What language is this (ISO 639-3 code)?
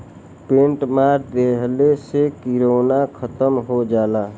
bho